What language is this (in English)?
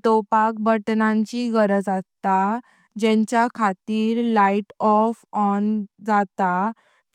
Konkani